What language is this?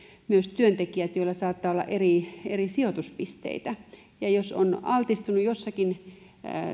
Finnish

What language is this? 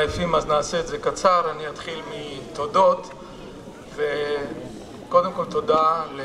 Hebrew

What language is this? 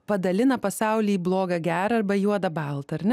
Lithuanian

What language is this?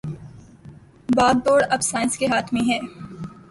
Urdu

